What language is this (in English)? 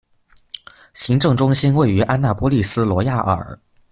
Chinese